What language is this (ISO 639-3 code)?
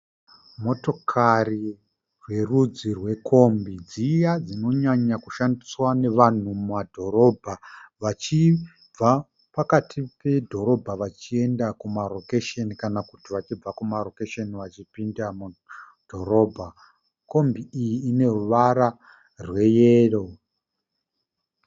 sna